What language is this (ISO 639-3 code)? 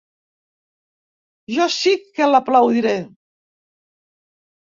cat